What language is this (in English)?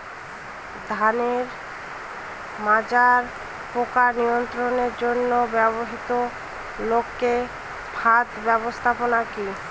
Bangla